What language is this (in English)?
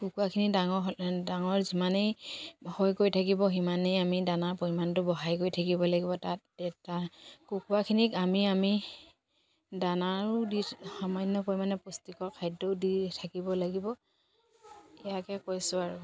Assamese